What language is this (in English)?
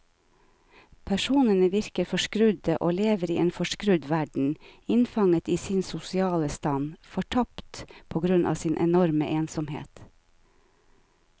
Norwegian